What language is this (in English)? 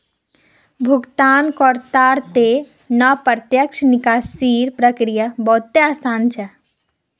Magahi